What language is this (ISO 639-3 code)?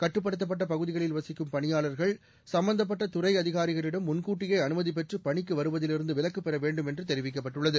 tam